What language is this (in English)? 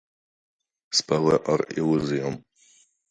Latvian